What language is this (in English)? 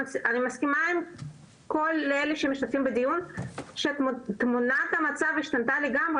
Hebrew